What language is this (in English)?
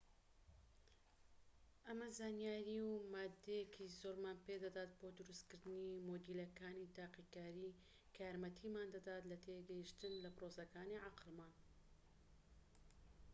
Central Kurdish